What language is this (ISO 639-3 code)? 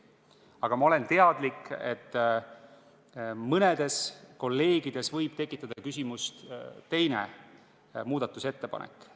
est